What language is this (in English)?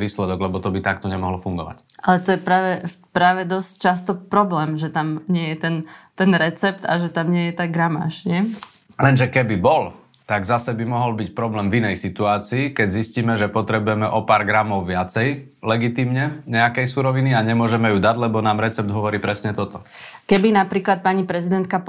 Slovak